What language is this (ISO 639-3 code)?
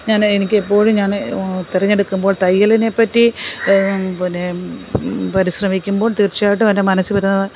mal